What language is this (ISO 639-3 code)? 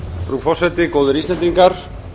isl